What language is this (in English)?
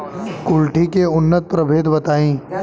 Bhojpuri